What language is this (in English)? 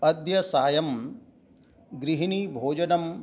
Sanskrit